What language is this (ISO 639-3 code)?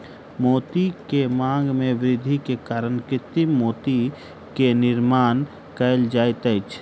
mai